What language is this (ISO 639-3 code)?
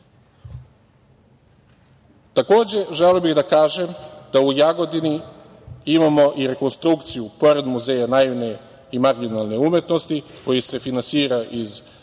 srp